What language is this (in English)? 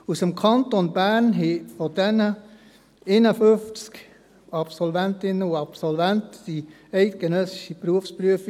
Swiss German